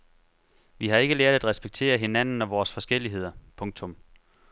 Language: Danish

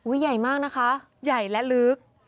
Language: Thai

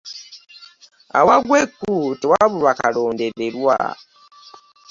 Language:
Ganda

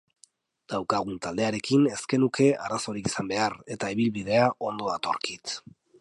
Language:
Basque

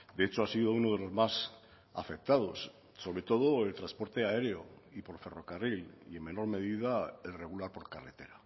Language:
Spanish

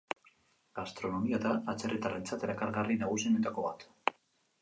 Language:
Basque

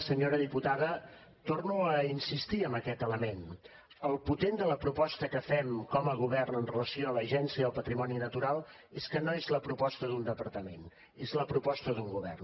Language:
Catalan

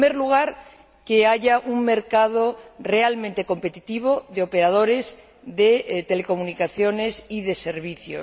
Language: Spanish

